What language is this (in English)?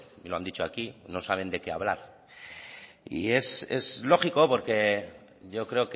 Spanish